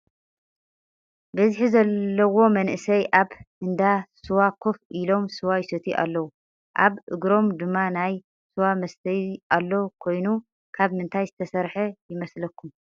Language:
Tigrinya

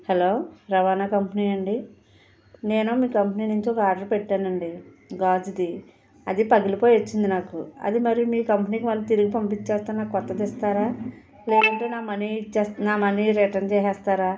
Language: Telugu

